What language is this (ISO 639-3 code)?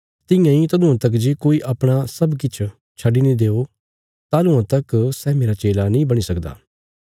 kfs